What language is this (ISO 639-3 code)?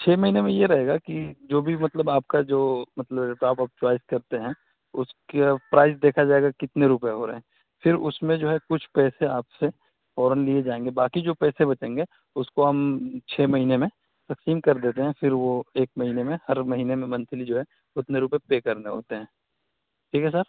urd